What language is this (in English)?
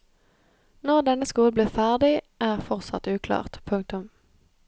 Norwegian